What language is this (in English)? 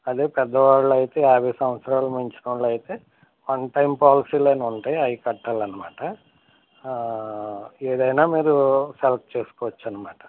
Telugu